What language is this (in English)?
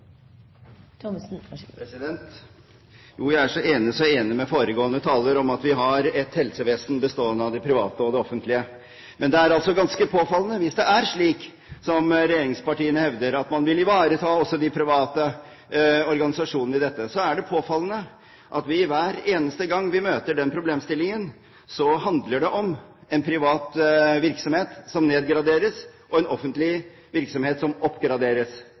Norwegian Bokmål